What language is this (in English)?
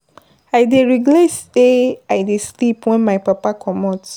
Nigerian Pidgin